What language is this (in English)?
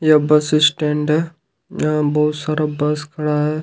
Hindi